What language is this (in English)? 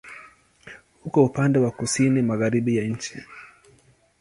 Swahili